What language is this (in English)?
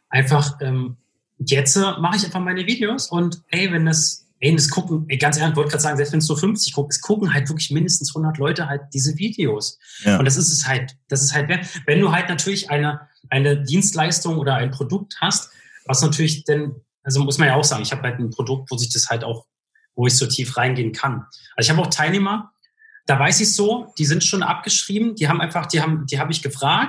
German